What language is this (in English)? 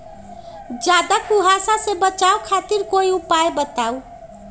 Magahi